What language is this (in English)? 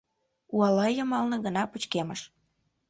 Mari